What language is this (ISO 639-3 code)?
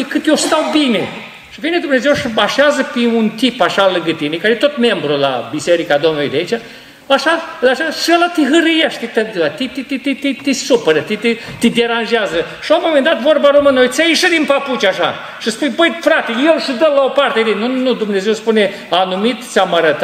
ron